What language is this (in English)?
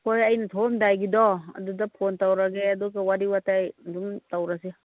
Manipuri